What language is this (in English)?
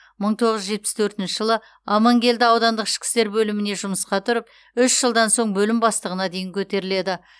Kazakh